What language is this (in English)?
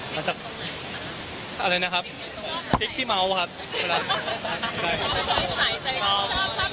Thai